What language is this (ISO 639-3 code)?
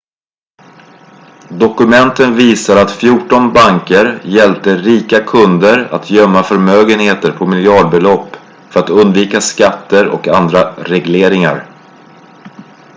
swe